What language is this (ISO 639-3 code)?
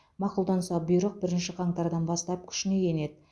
kaz